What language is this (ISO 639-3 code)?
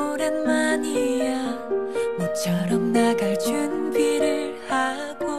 kor